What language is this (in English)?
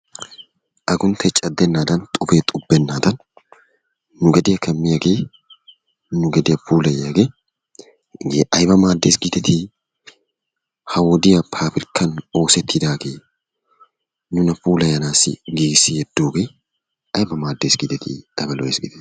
Wolaytta